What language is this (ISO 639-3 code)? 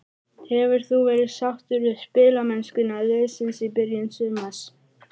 isl